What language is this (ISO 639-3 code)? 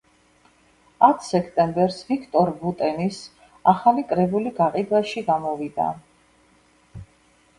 kat